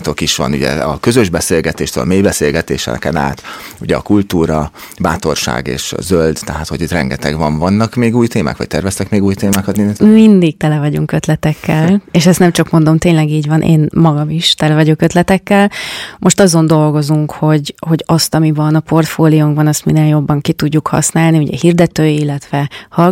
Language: Hungarian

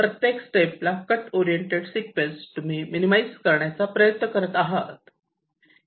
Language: Marathi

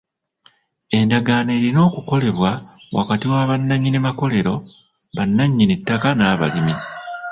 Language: Ganda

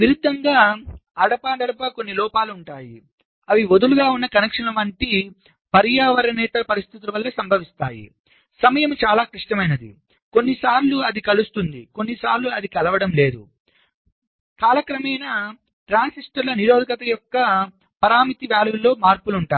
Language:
Telugu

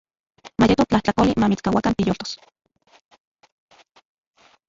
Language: Central Puebla Nahuatl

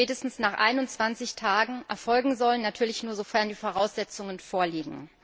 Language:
German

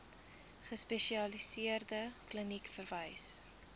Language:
Afrikaans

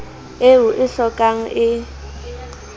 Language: Southern Sotho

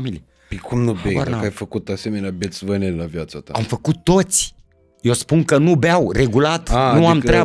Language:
Romanian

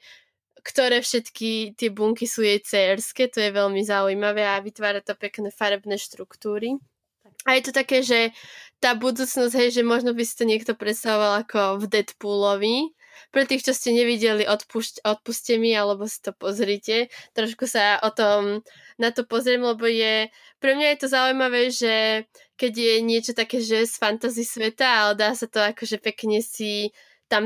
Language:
Slovak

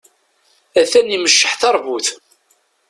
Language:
Kabyle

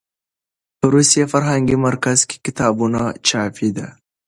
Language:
Pashto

